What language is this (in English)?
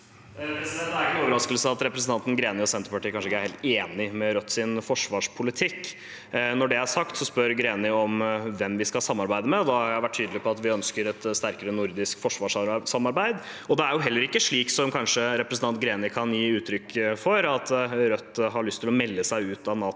Norwegian